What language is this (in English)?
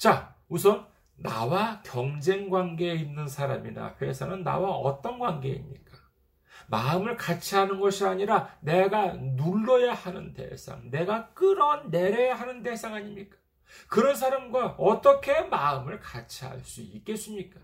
Korean